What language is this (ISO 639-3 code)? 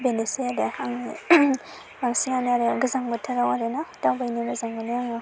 brx